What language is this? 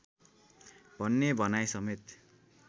Nepali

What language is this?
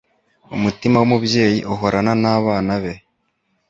Kinyarwanda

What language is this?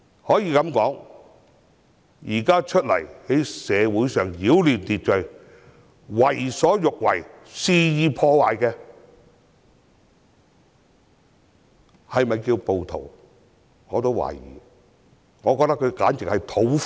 Cantonese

